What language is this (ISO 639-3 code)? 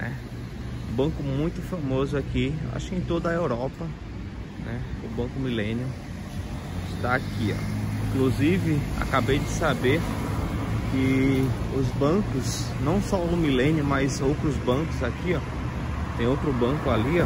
por